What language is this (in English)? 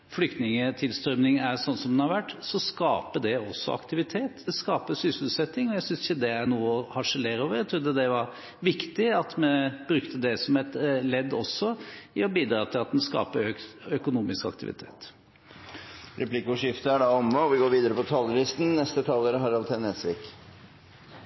Norwegian